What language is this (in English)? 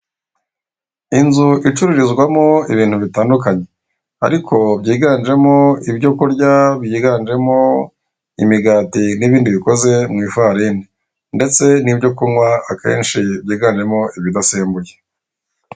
Kinyarwanda